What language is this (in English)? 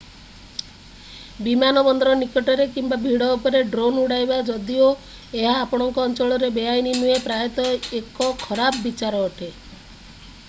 Odia